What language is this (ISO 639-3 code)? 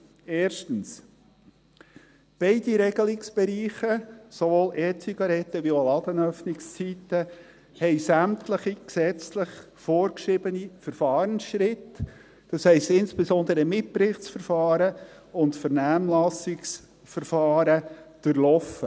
gsw